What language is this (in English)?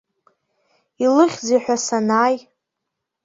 Abkhazian